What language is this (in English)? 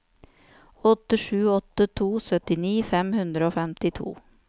Norwegian